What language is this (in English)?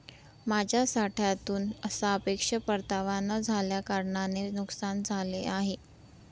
Marathi